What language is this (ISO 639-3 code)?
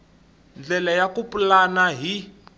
tso